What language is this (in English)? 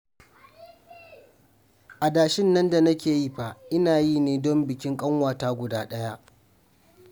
Hausa